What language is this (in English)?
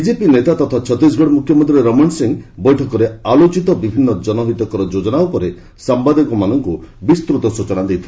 Odia